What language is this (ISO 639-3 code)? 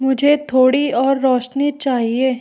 hin